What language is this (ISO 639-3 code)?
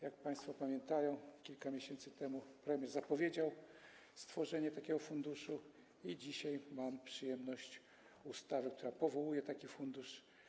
pol